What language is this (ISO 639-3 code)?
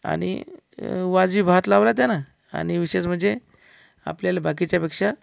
mar